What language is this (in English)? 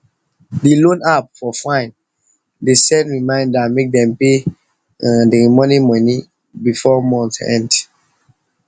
Nigerian Pidgin